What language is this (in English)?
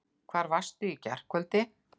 Icelandic